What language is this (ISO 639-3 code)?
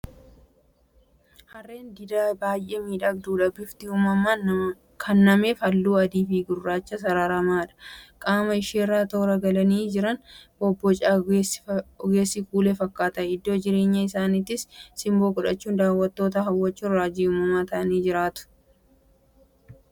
orm